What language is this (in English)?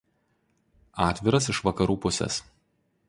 Lithuanian